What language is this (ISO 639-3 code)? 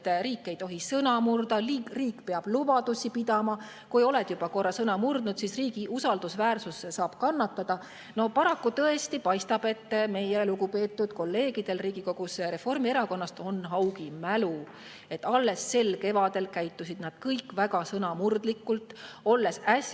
est